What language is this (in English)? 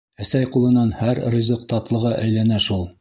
Bashkir